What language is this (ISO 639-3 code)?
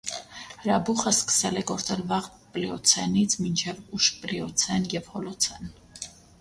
hye